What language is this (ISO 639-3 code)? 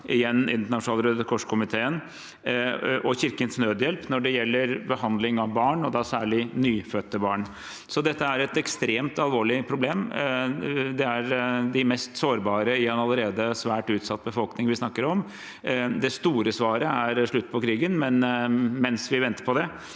nor